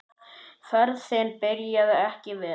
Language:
Icelandic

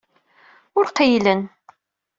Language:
Kabyle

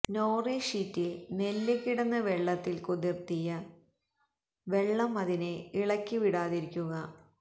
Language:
Malayalam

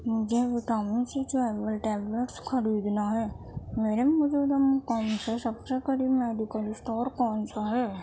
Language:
Urdu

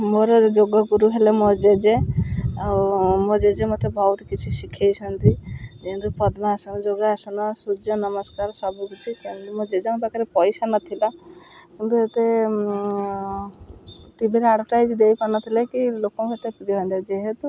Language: Odia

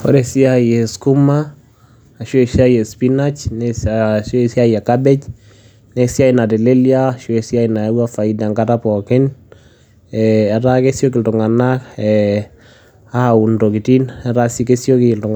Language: Masai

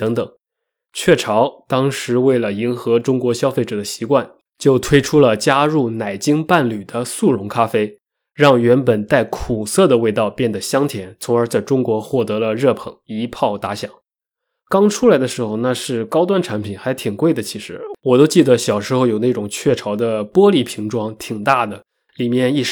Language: Chinese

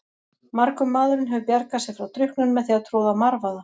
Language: Icelandic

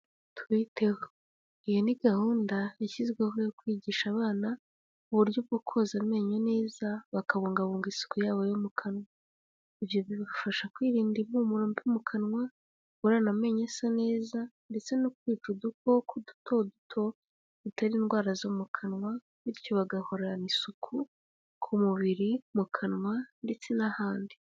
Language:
Kinyarwanda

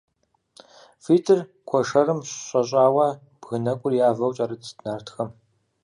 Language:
Kabardian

